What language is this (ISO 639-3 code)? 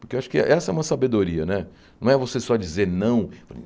por